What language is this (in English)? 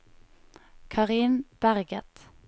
Norwegian